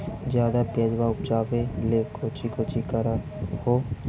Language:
Magahi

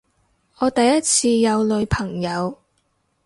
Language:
Cantonese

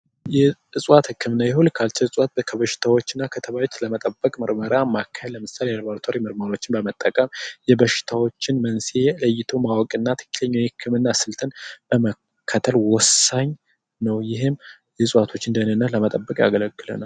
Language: Amharic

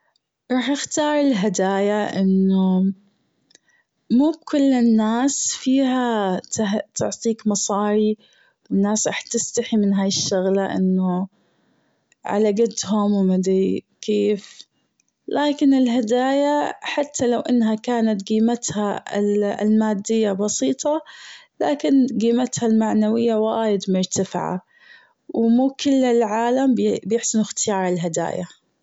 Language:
Gulf Arabic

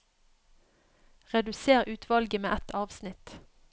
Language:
Norwegian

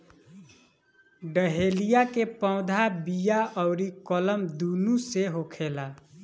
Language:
Bhojpuri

